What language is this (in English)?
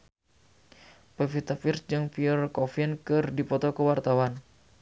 Sundanese